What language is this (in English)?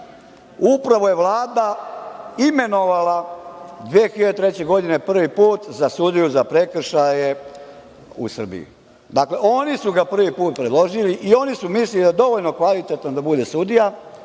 Serbian